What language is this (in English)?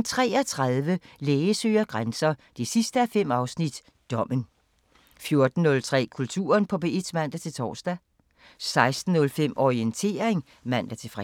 Danish